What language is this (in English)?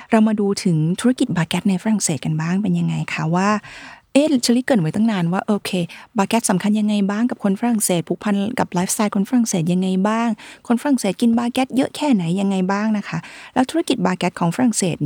Thai